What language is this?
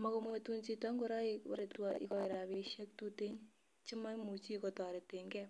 Kalenjin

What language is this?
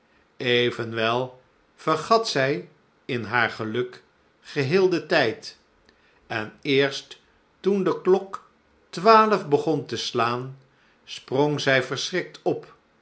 Dutch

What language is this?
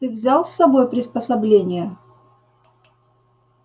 Russian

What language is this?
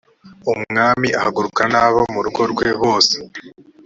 Kinyarwanda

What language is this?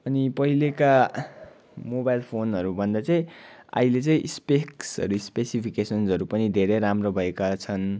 Nepali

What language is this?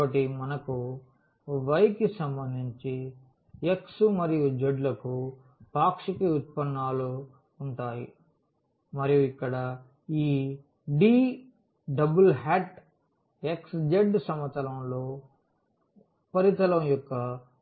Telugu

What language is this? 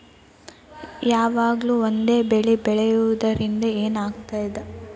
Kannada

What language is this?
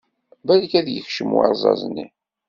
Kabyle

